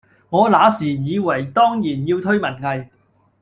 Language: Cantonese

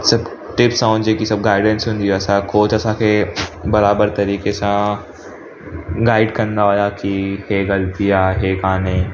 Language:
Sindhi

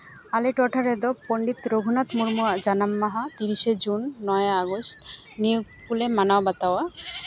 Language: Santali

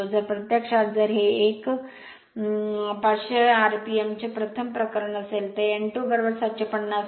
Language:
Marathi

